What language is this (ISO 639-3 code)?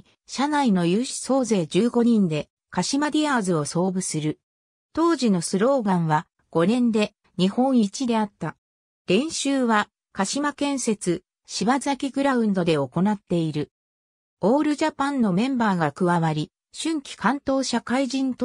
jpn